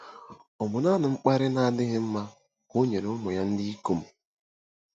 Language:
Igbo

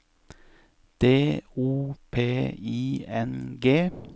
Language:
Norwegian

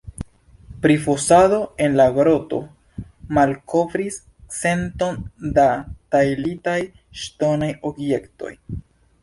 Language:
Esperanto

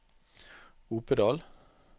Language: Norwegian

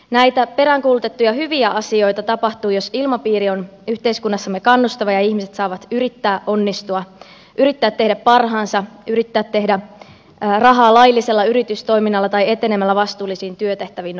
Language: Finnish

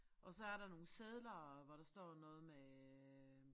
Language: Danish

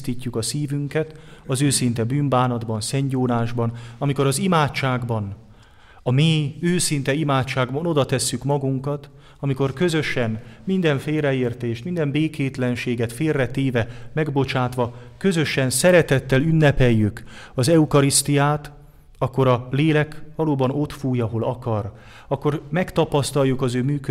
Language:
Hungarian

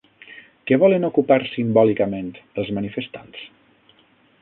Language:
Catalan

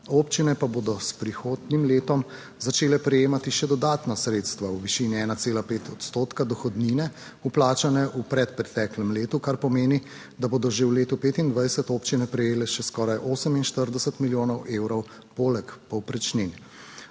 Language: Slovenian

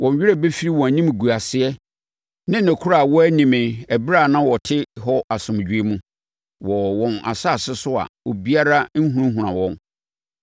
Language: Akan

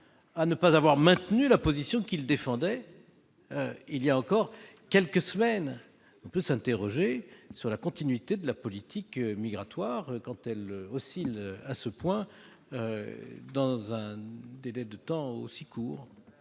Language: French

